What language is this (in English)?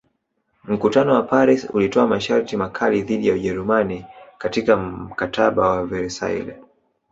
Swahili